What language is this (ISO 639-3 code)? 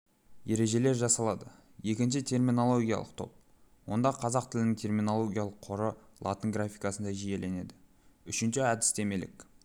kaz